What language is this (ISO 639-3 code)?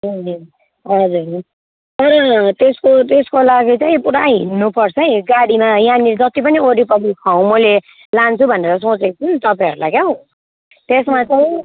nep